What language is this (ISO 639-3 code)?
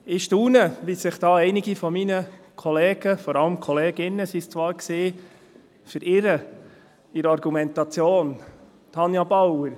gsw